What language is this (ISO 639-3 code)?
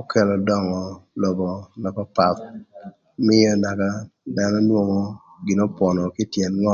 lth